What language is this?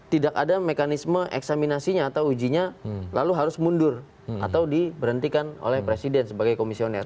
Indonesian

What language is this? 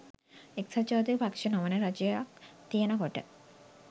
Sinhala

